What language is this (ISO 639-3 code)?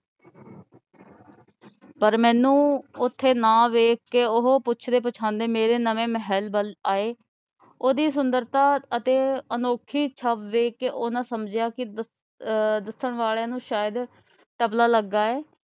pan